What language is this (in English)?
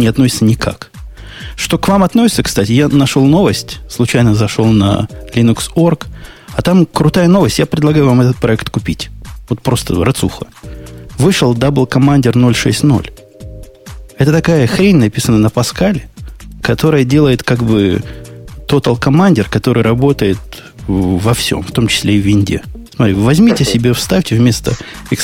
Russian